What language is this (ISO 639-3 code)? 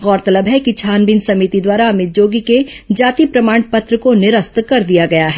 hin